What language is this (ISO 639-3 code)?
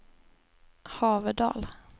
swe